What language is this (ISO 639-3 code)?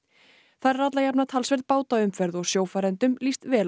isl